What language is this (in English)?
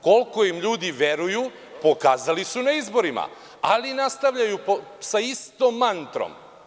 Serbian